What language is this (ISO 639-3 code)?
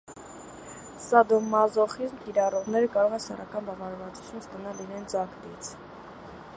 hye